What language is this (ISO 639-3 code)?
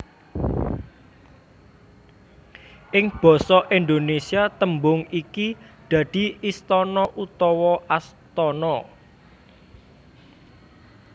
jav